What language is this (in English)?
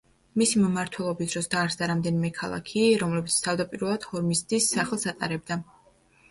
Georgian